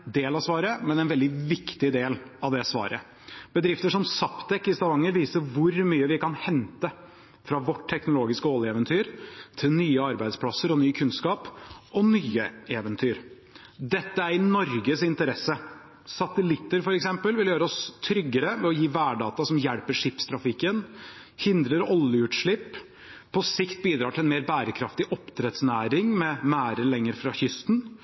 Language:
Norwegian Bokmål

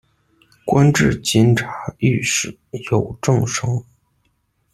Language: Chinese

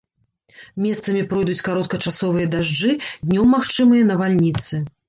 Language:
Belarusian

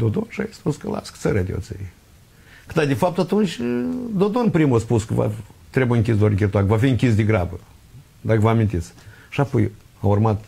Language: Romanian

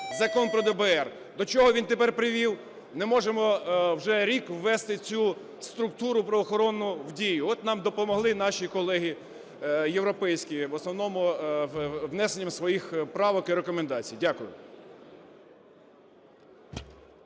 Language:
Ukrainian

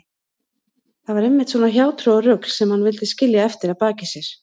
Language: Icelandic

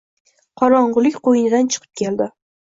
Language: Uzbek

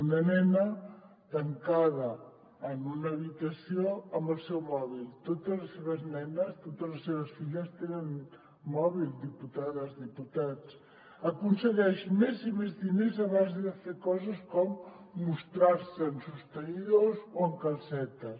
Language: Catalan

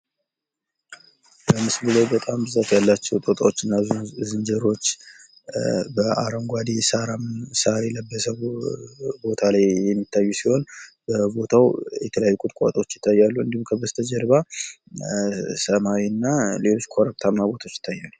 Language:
Amharic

